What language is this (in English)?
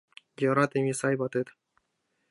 Mari